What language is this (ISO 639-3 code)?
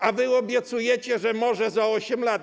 pol